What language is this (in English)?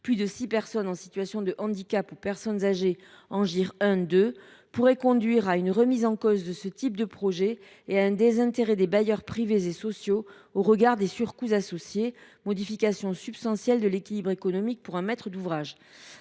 French